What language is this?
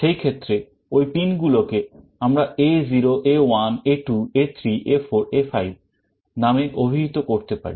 Bangla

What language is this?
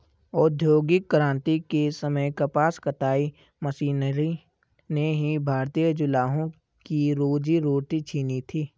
Hindi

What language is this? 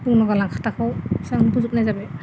Bodo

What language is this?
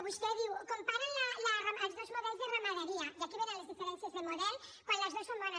Catalan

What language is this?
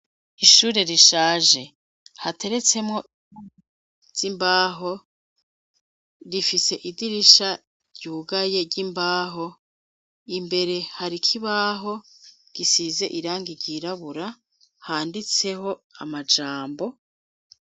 Rundi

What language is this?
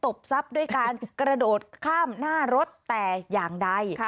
Thai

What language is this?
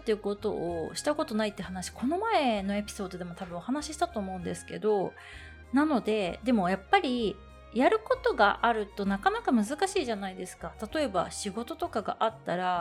Japanese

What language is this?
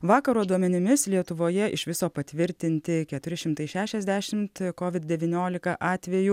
Lithuanian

